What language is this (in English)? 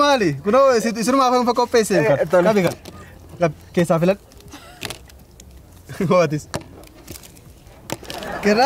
Arabic